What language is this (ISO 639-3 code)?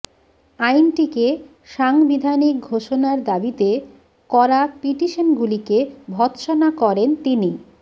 ben